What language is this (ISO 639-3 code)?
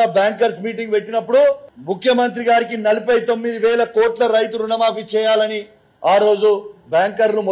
tel